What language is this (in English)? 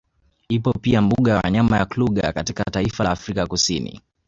Swahili